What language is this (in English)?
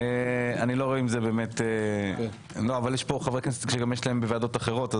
Hebrew